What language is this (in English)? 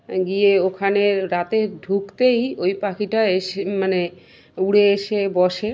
Bangla